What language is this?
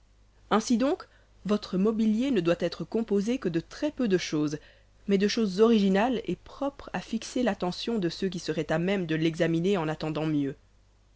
French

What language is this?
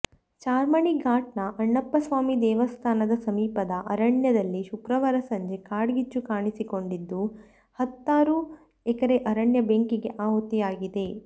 Kannada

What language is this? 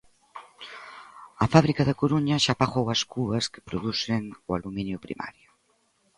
Galician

